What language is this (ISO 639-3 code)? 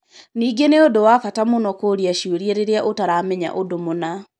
kik